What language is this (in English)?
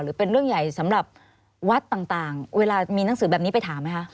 Thai